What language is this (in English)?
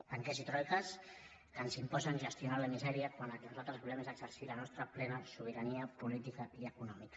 Catalan